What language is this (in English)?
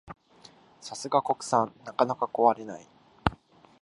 Japanese